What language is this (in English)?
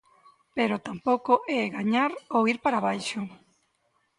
Galician